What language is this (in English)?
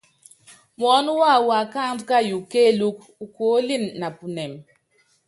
Yangben